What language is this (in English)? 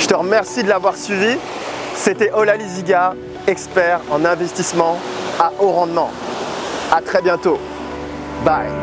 French